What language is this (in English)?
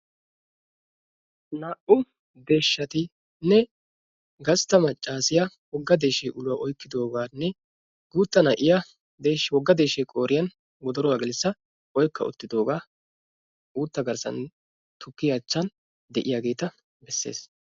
Wolaytta